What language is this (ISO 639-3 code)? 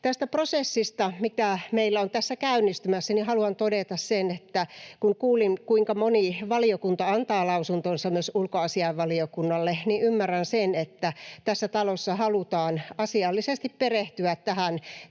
fin